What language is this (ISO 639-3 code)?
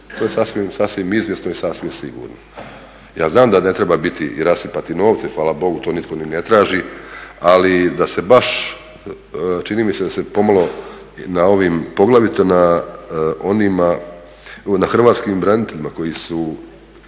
hrv